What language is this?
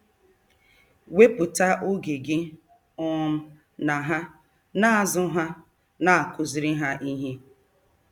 Igbo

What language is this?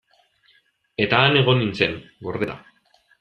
Basque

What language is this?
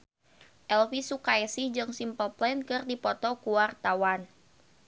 Sundanese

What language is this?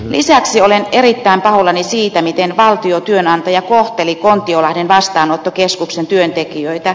Finnish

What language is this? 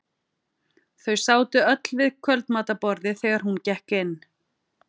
Icelandic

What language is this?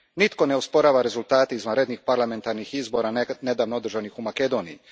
Croatian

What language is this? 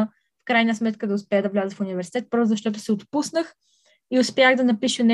Bulgarian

